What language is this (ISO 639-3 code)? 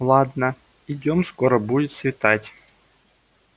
rus